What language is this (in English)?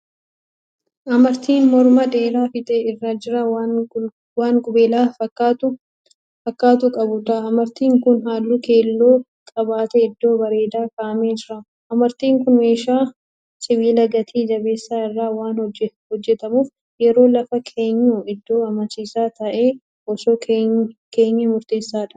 Oromo